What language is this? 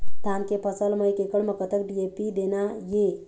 Chhattisgarhi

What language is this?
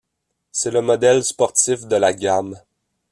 French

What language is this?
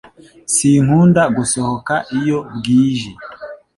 Kinyarwanda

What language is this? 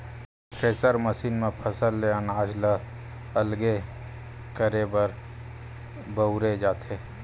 Chhattisgarhi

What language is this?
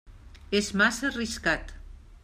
Catalan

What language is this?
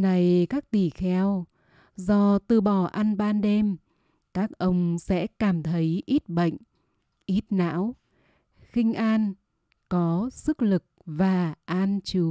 Vietnamese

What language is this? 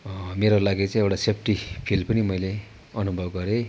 Nepali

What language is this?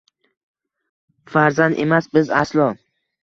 Uzbek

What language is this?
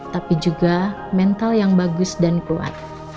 Indonesian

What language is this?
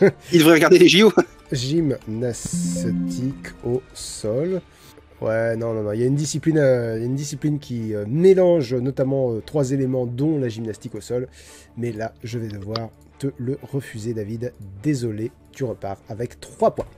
French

